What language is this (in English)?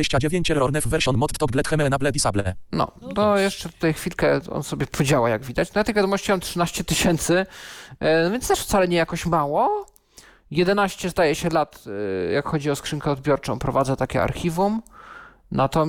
Polish